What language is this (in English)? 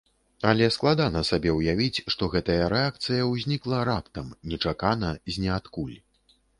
Belarusian